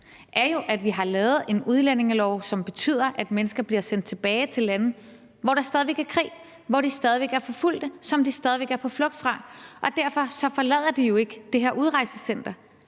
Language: Danish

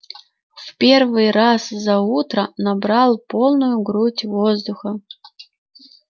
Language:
Russian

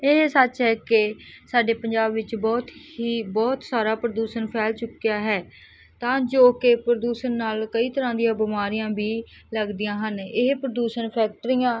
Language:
Punjabi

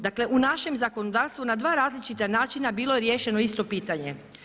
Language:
Croatian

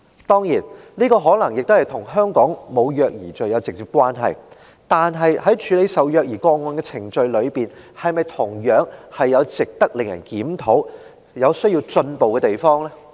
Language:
Cantonese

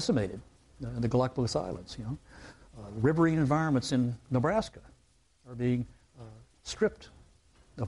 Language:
English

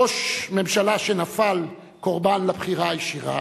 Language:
Hebrew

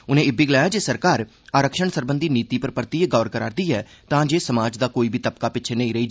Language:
Dogri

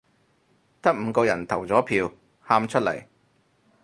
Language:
Cantonese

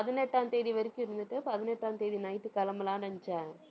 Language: Tamil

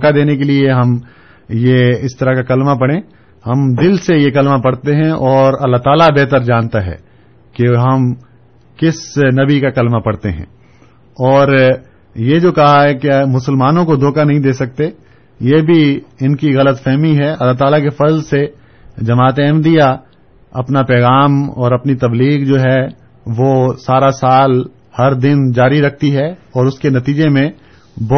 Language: Urdu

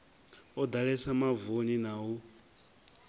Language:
Venda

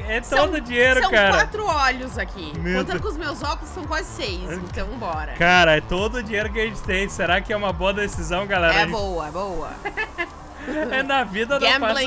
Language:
Portuguese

